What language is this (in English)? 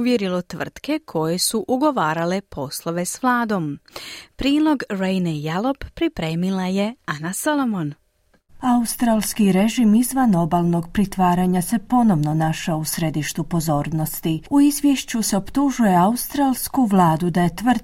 Croatian